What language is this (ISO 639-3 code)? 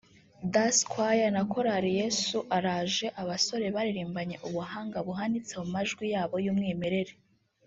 kin